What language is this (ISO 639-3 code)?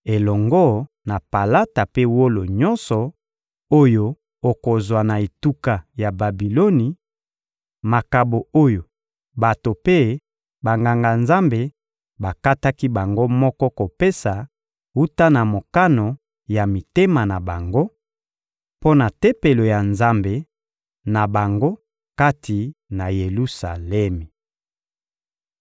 lin